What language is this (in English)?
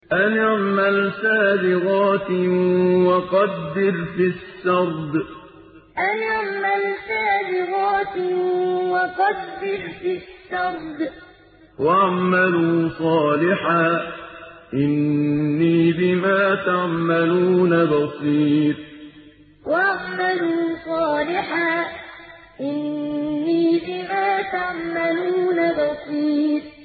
Arabic